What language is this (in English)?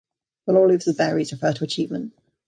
English